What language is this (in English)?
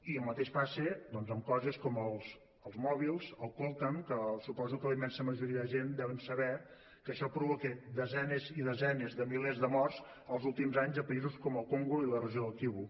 Catalan